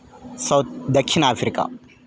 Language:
Telugu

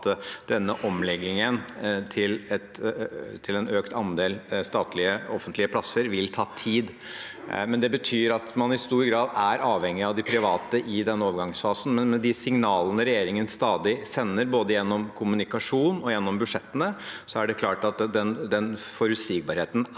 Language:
Norwegian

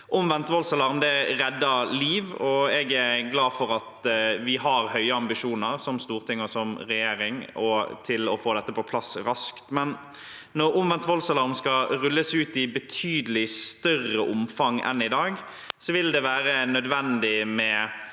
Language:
Norwegian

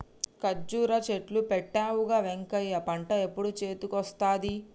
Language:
Telugu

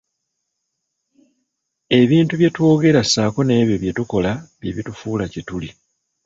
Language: Ganda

